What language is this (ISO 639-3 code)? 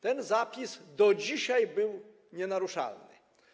pol